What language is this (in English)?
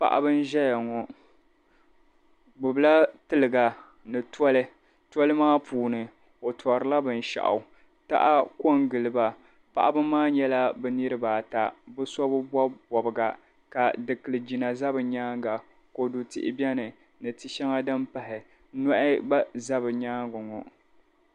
Dagbani